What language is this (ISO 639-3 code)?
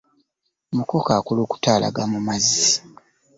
lug